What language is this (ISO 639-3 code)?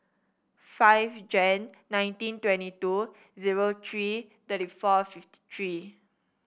eng